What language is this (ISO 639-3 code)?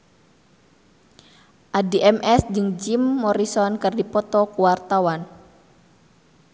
sun